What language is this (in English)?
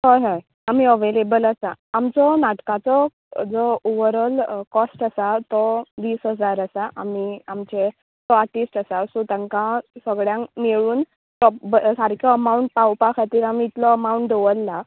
Konkani